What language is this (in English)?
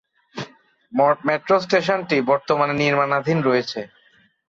Bangla